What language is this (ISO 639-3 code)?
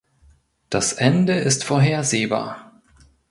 deu